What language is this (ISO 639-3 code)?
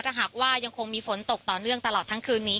tha